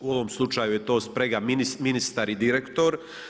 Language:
Croatian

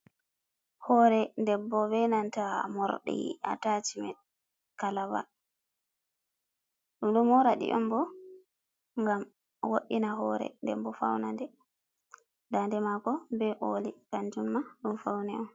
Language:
Fula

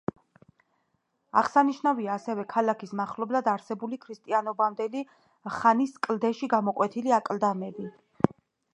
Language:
Georgian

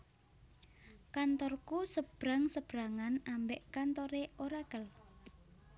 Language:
Javanese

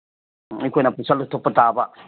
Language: Manipuri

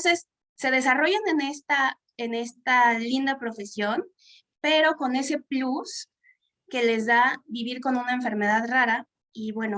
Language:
Spanish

